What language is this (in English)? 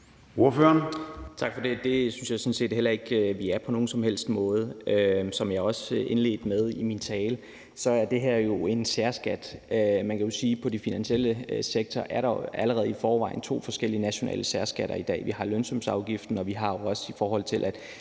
Danish